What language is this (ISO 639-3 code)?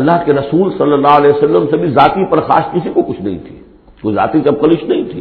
ara